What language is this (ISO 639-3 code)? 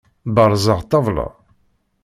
kab